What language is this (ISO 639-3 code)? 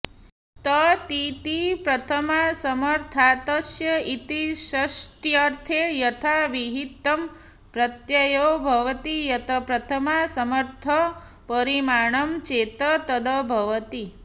san